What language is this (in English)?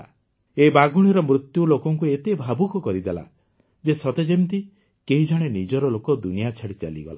Odia